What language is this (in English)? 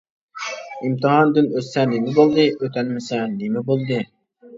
Uyghur